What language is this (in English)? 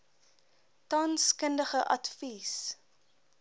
Afrikaans